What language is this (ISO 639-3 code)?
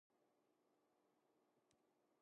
jpn